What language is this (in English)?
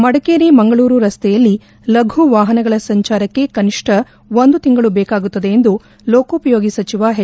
Kannada